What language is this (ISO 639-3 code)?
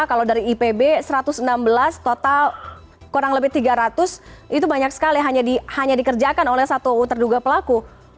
ind